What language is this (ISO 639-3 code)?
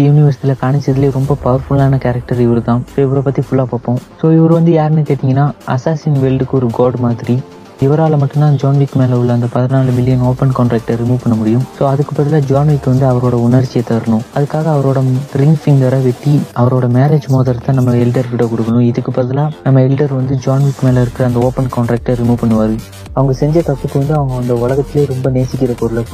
mal